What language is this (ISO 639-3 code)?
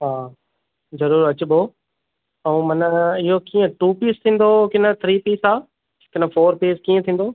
snd